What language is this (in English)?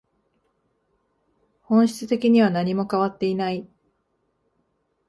Japanese